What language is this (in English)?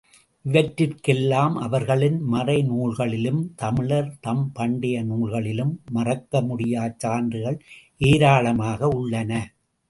Tamil